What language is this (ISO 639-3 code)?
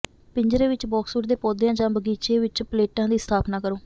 pan